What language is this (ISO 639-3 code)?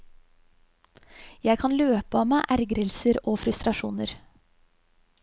nor